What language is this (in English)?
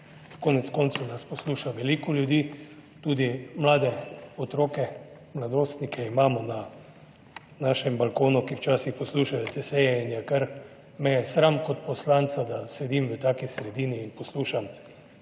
Slovenian